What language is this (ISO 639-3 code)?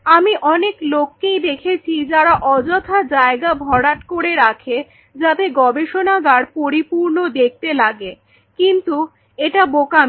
ben